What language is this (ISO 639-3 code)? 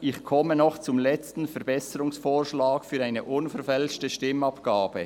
gsw